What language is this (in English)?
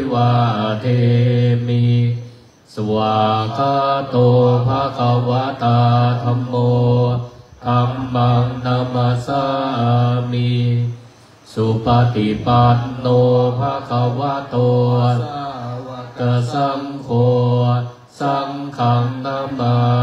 Thai